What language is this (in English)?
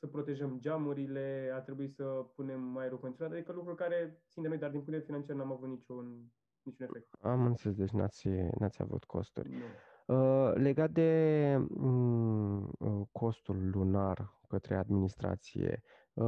Romanian